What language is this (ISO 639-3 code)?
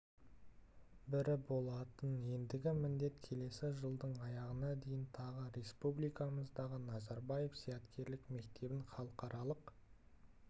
kaz